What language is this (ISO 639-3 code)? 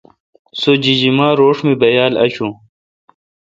xka